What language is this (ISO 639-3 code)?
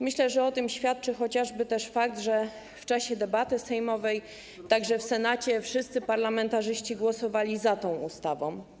pol